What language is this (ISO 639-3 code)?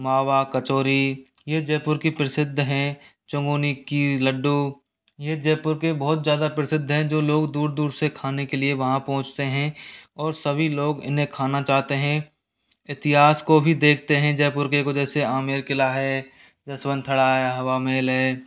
hin